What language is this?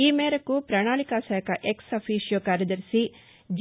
Telugu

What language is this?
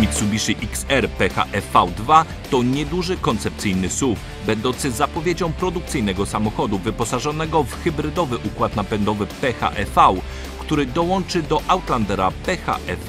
Polish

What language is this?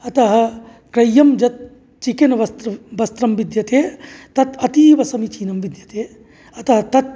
Sanskrit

